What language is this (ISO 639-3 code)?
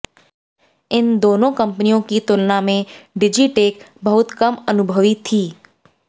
hin